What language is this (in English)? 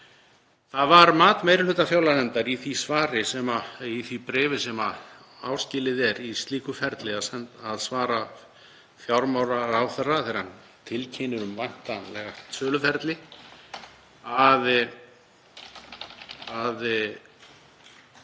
Icelandic